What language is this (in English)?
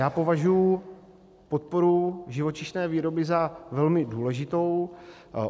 Czech